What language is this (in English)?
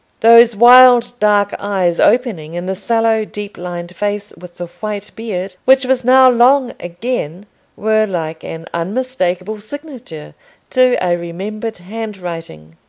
English